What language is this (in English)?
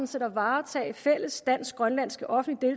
Danish